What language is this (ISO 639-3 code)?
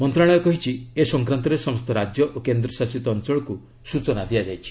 ori